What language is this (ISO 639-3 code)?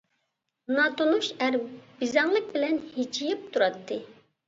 uig